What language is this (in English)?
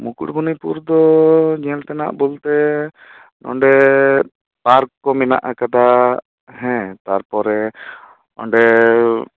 Santali